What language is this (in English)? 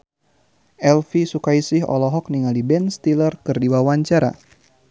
Sundanese